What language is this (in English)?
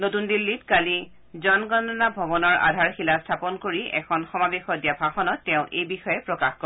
Assamese